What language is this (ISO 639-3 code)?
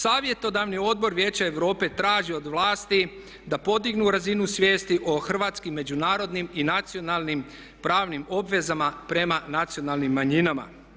hrv